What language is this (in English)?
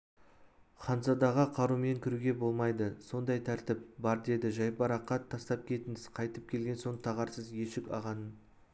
Kazakh